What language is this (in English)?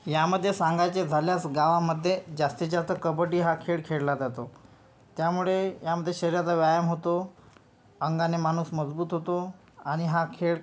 Marathi